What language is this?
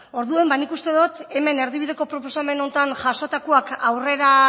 Basque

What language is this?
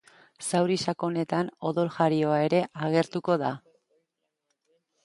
Basque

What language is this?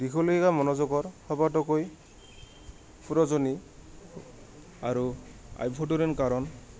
Assamese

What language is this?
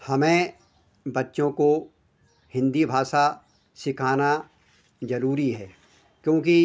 Hindi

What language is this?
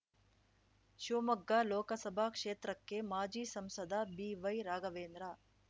Kannada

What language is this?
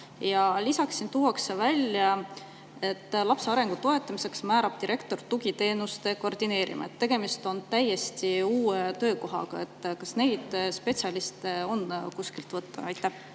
Estonian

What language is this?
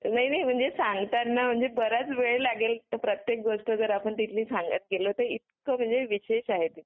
Marathi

